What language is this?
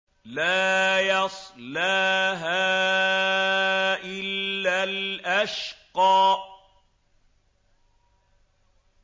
Arabic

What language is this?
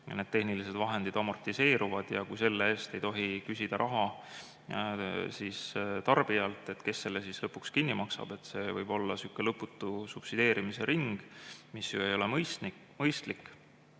Estonian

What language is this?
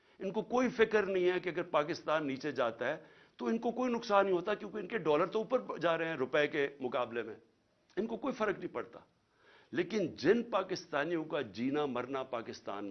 Urdu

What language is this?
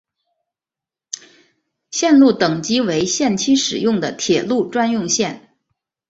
Chinese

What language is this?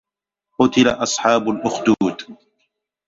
Arabic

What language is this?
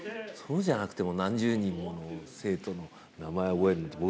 Japanese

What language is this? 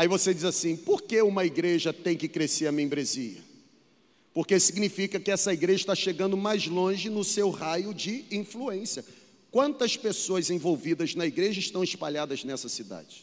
Portuguese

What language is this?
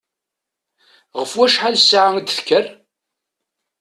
Kabyle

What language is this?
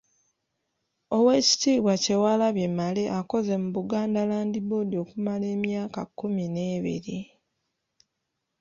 Ganda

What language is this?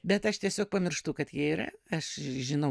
Lithuanian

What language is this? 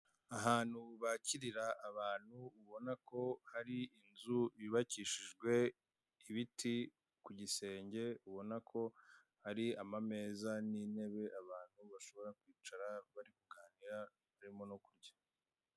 Kinyarwanda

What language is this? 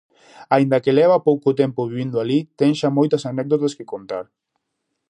Galician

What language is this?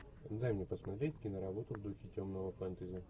Russian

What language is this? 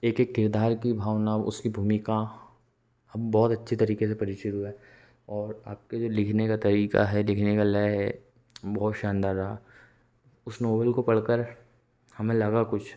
Hindi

